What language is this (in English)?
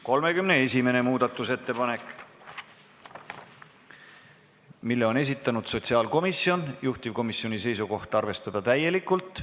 Estonian